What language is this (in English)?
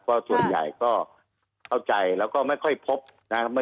Thai